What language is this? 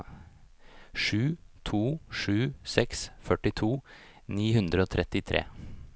Norwegian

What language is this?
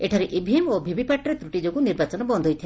Odia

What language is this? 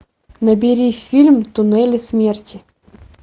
Russian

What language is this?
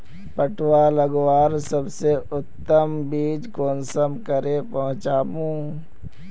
Magahi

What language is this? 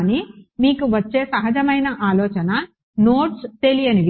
Telugu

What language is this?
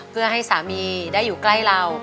Thai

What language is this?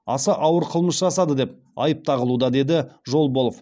Kazakh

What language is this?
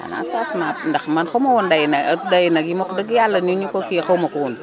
Wolof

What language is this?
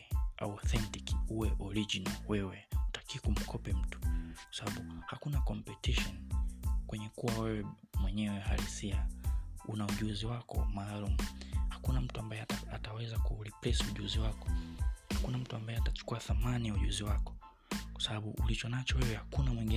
Swahili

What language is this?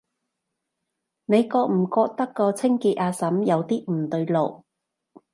Cantonese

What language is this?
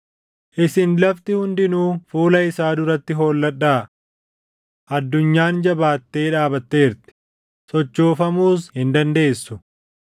Oromo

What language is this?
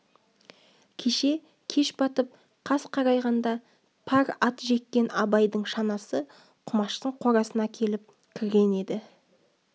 Kazakh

